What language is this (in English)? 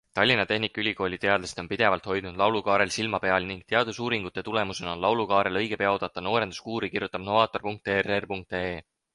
Estonian